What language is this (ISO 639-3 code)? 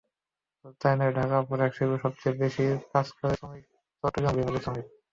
ben